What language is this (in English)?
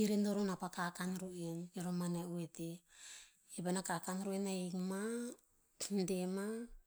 Tinputz